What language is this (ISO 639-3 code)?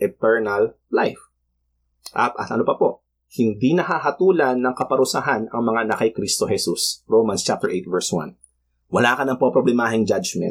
fil